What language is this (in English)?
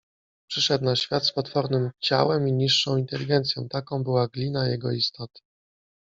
Polish